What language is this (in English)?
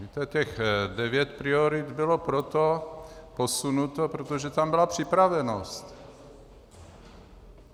Czech